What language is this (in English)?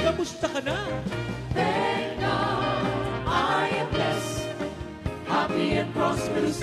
Filipino